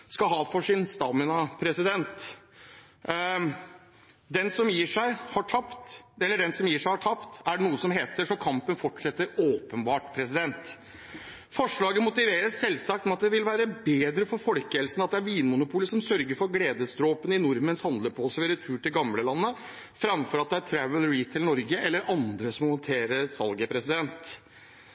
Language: Norwegian Bokmål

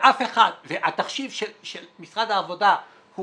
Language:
Hebrew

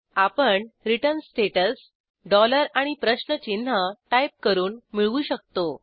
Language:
Marathi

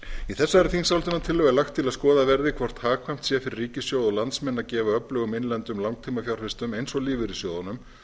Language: Icelandic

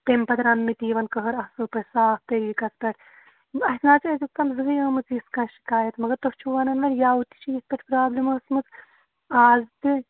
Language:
Kashmiri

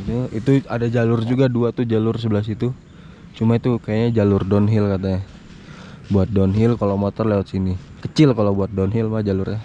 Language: Indonesian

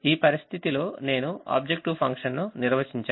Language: Telugu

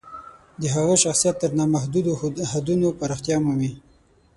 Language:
Pashto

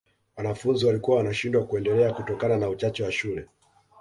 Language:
Swahili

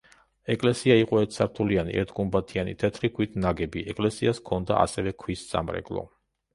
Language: Georgian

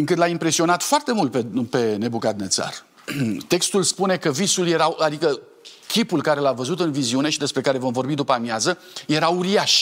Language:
Romanian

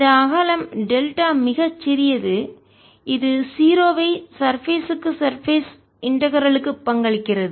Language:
Tamil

